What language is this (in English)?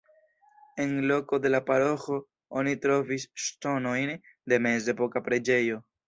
Esperanto